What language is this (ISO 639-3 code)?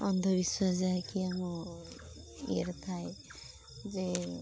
ori